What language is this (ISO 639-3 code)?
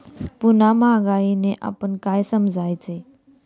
mar